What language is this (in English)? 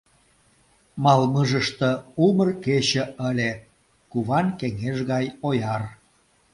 Mari